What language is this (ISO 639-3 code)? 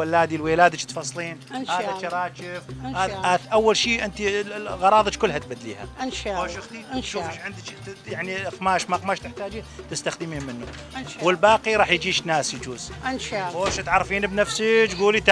ara